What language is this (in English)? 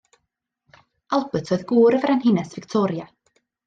Welsh